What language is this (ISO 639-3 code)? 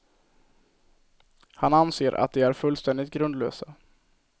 swe